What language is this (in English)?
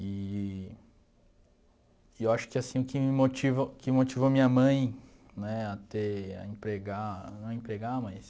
Portuguese